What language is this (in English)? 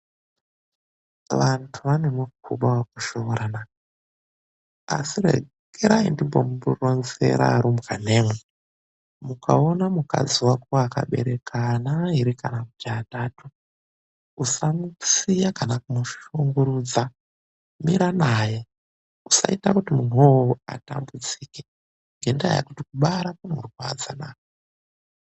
Ndau